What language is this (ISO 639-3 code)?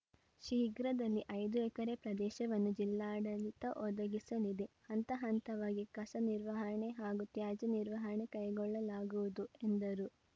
kan